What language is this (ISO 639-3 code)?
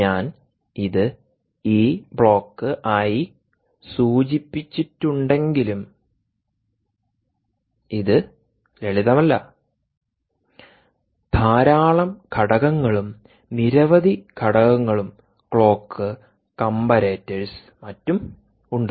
mal